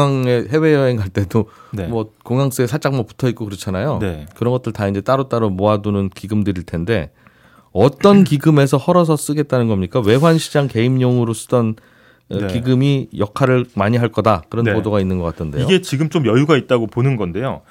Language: Korean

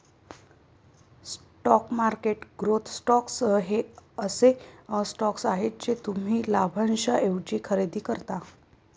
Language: Marathi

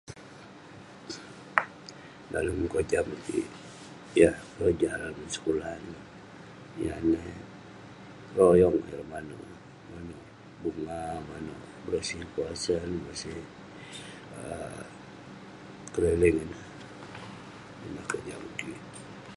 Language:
Western Penan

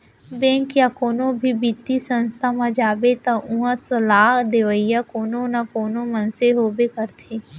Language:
Chhattisgarhi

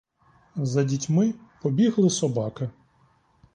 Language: Ukrainian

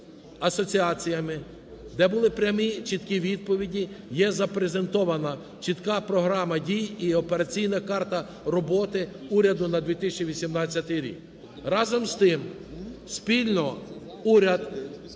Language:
Ukrainian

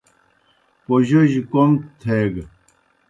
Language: Kohistani Shina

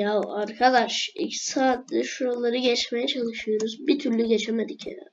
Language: Turkish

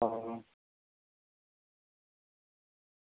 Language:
Dogri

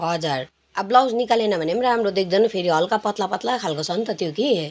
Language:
Nepali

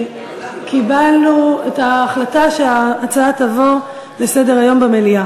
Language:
Hebrew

